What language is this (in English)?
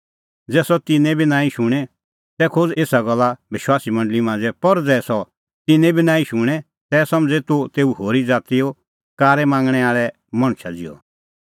Kullu Pahari